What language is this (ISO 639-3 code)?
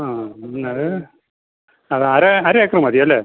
mal